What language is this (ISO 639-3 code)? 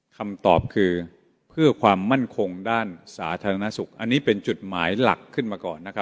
tha